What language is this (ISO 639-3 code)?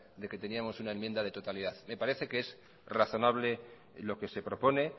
spa